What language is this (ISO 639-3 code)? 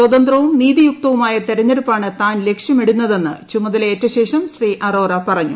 mal